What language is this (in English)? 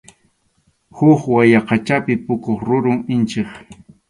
Arequipa-La Unión Quechua